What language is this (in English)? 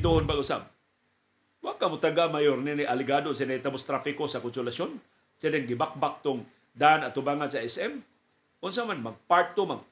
Filipino